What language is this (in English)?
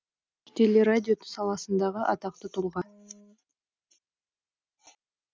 Kazakh